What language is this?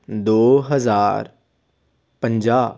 Punjabi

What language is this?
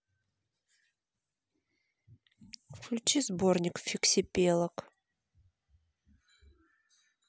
Russian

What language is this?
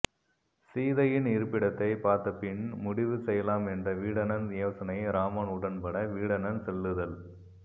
Tamil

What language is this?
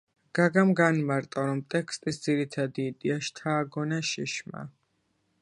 Georgian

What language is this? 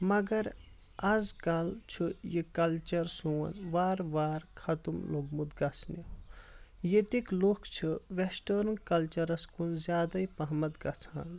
Kashmiri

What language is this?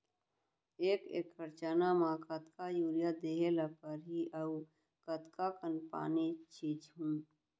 Chhattisgarhi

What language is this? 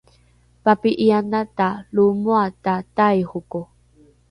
Rukai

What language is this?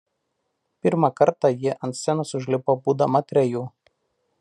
Lithuanian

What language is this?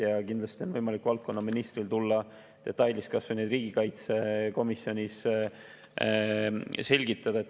Estonian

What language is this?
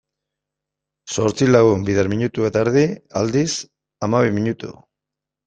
Basque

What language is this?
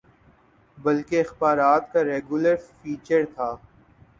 Urdu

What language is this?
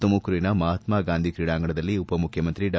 Kannada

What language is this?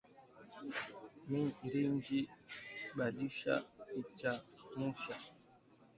Swahili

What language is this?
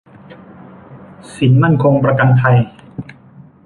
Thai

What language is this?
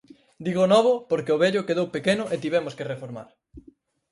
Galician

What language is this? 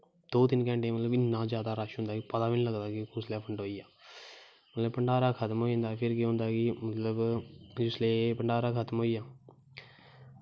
Dogri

